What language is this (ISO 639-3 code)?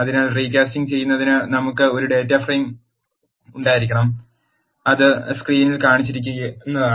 mal